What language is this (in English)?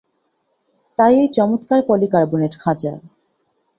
Bangla